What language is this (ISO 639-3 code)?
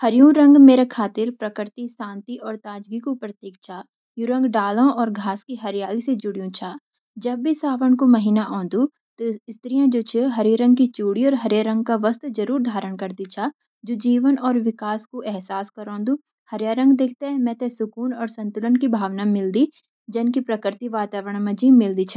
gbm